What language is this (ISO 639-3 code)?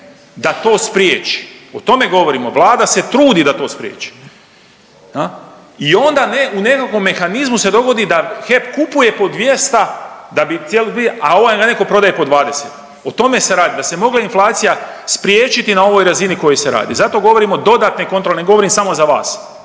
hrv